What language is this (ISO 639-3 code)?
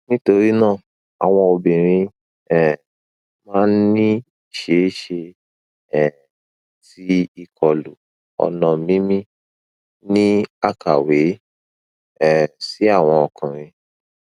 yor